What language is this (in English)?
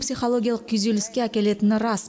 Kazakh